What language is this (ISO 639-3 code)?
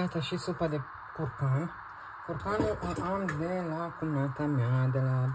ron